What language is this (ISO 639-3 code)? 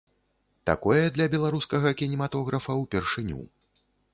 bel